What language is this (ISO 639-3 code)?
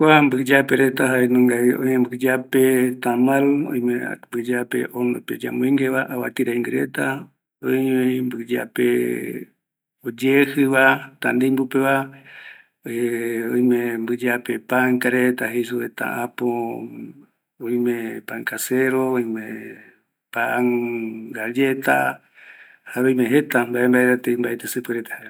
gui